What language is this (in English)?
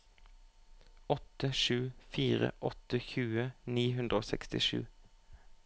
Norwegian